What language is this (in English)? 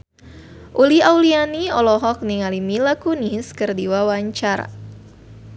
Sundanese